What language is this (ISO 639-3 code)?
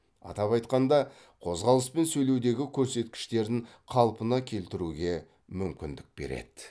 kaz